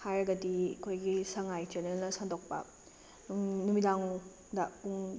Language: Manipuri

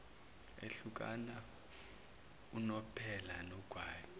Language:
Zulu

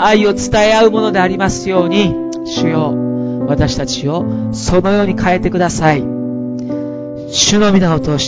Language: Japanese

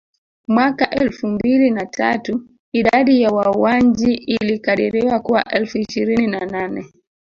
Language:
Swahili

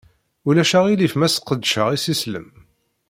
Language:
Kabyle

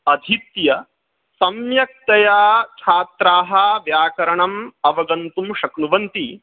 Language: Sanskrit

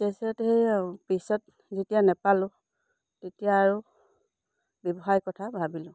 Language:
Assamese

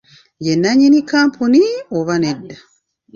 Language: Ganda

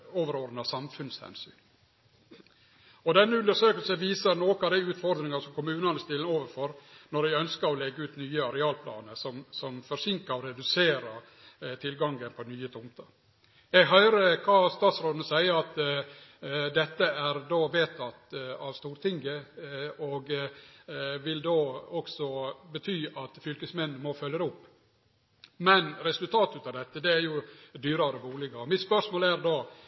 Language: Norwegian Nynorsk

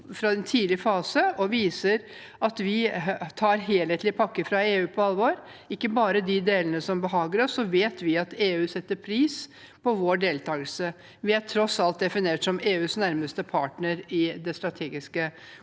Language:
Norwegian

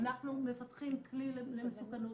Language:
Hebrew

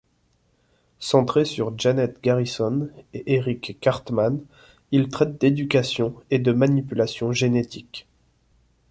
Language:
French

